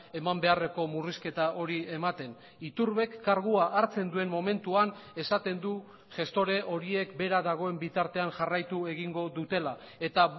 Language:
Basque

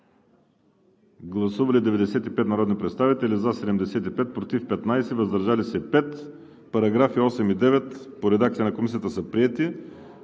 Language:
Bulgarian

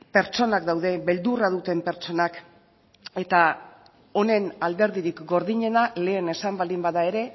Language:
Basque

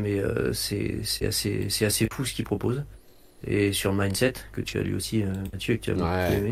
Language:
French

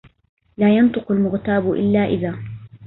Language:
Arabic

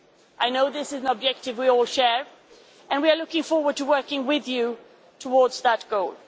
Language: English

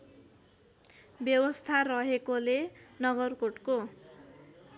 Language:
Nepali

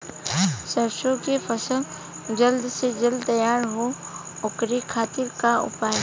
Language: Bhojpuri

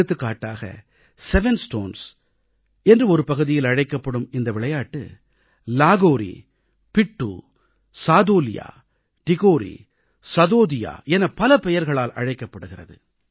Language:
Tamil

